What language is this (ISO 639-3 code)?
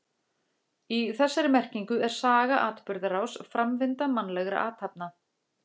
isl